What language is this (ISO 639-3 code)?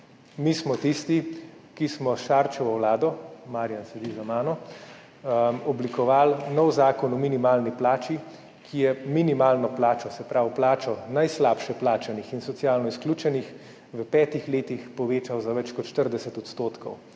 slv